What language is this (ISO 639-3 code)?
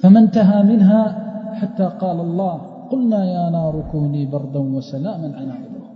ara